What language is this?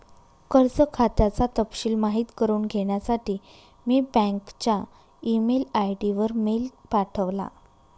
Marathi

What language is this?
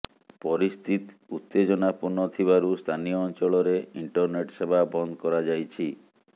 Odia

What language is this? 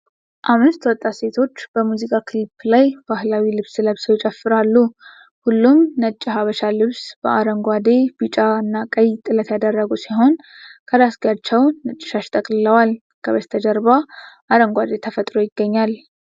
Amharic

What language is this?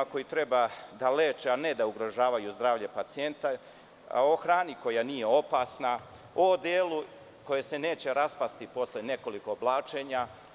Serbian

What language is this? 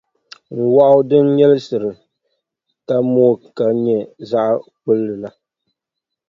Dagbani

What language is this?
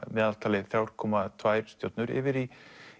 Icelandic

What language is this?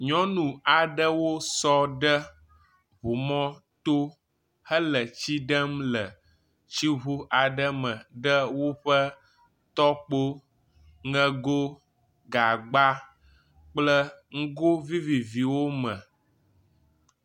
Ewe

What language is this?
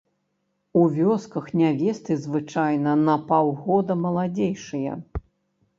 Belarusian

